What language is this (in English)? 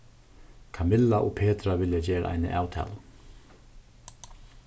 Faroese